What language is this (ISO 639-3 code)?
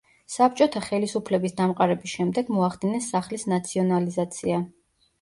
kat